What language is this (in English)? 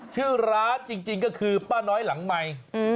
Thai